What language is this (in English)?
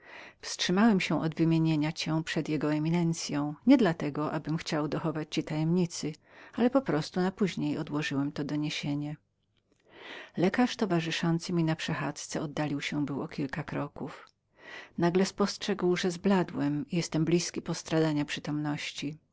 Polish